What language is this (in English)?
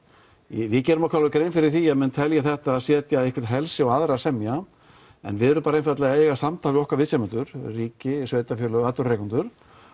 Icelandic